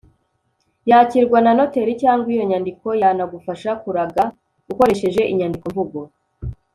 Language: Kinyarwanda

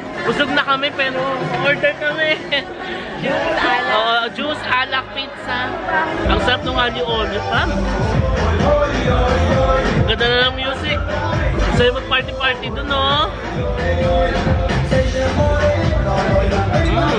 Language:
Filipino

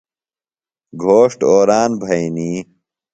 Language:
Phalura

